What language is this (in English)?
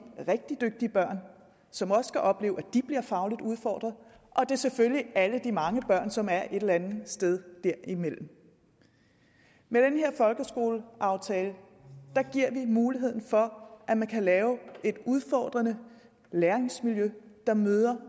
Danish